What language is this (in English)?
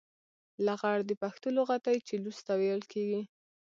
Pashto